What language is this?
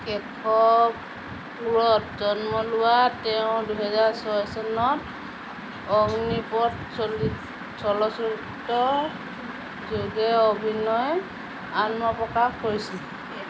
Assamese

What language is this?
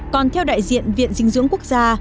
Vietnamese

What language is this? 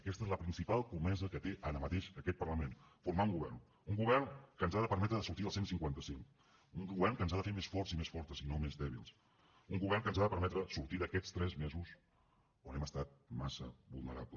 Catalan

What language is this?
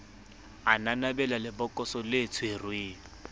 Southern Sotho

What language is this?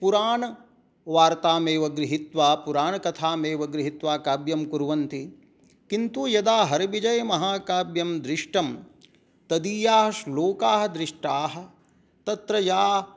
Sanskrit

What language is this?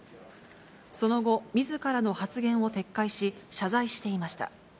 Japanese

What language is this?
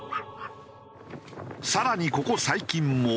Japanese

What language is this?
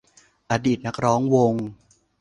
Thai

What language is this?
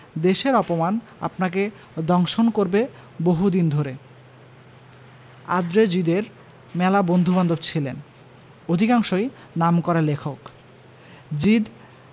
Bangla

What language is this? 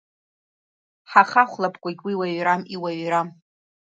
Abkhazian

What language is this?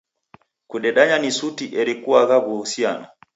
Taita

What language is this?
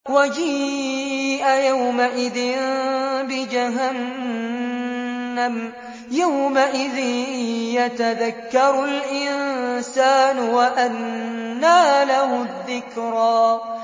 Arabic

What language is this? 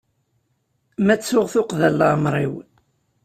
Kabyle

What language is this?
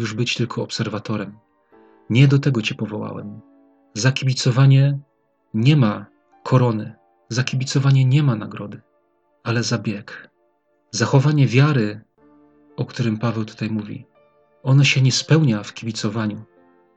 Polish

